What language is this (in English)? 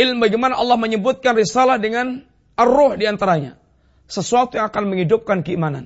Malay